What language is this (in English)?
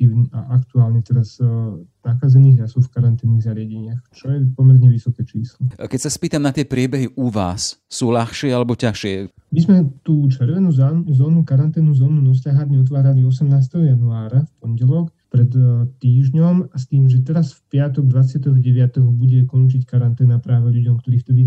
Slovak